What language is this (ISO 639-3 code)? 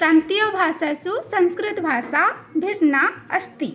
san